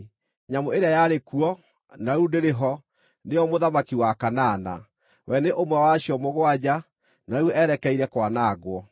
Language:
Kikuyu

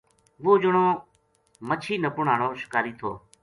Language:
Gujari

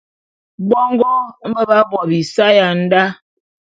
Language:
Bulu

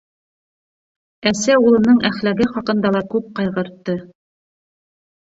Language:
Bashkir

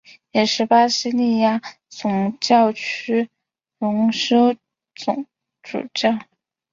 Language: Chinese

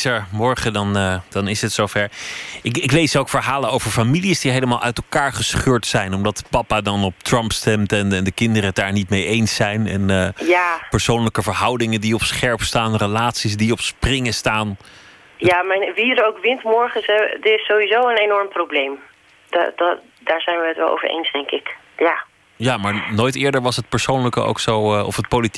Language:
Dutch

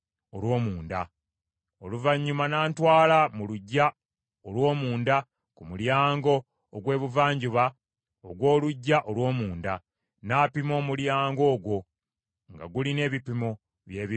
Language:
Ganda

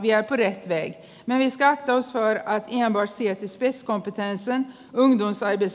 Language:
Finnish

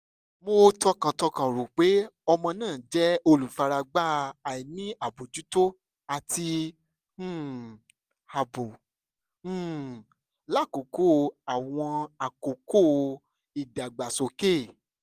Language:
Yoruba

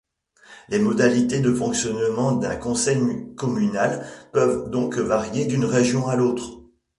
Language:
French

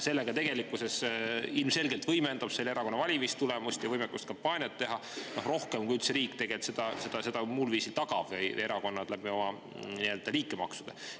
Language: Estonian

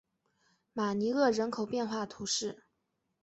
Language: Chinese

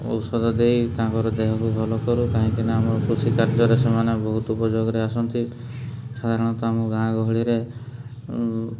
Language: Odia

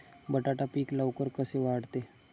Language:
Marathi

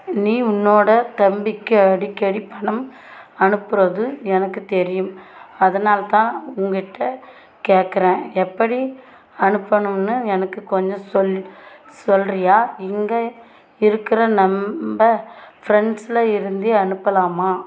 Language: Tamil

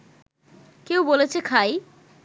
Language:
Bangla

